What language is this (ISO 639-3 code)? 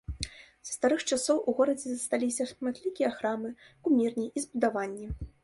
bel